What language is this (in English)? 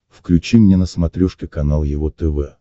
Russian